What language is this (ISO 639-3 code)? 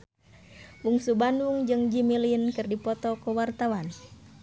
sun